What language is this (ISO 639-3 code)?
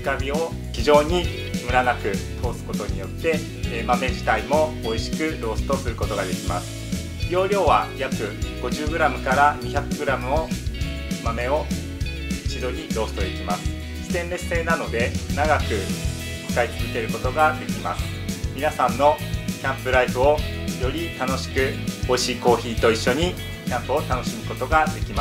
jpn